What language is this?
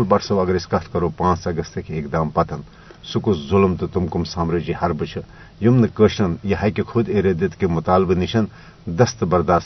Urdu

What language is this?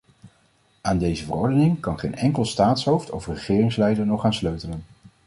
Dutch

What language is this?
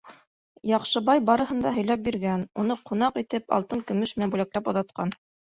Bashkir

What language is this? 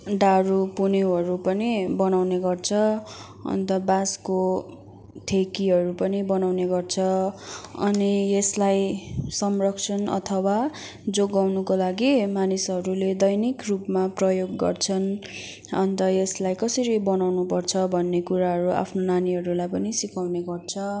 Nepali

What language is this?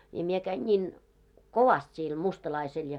Finnish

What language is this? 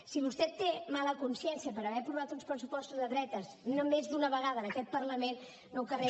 Catalan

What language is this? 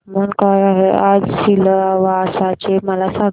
Marathi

